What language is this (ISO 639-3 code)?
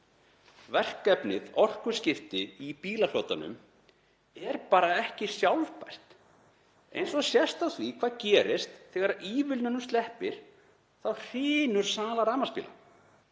isl